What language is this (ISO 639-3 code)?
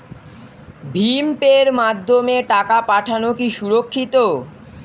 ben